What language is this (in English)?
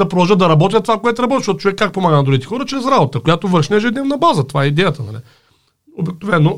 Bulgarian